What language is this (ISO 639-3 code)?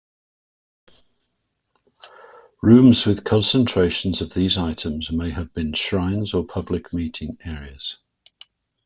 eng